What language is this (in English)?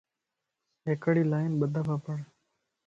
Lasi